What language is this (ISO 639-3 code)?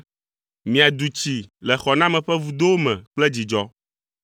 ewe